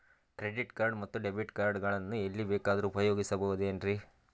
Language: Kannada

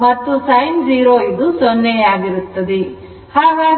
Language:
Kannada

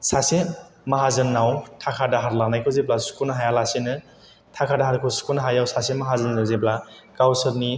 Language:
Bodo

